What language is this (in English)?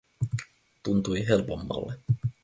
Finnish